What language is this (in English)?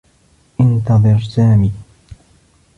Arabic